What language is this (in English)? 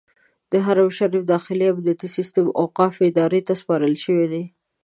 Pashto